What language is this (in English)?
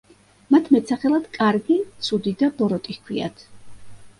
Georgian